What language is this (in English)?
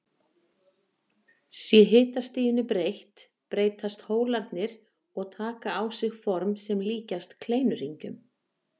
Icelandic